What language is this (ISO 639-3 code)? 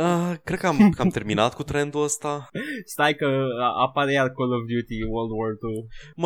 ron